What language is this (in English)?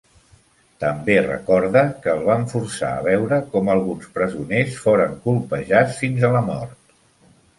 Catalan